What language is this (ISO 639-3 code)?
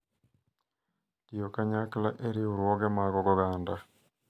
luo